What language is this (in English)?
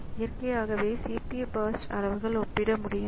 Tamil